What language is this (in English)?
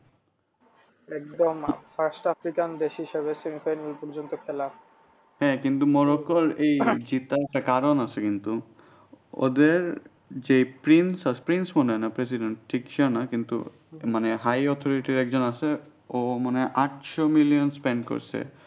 Bangla